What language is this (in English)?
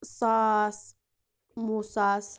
Kashmiri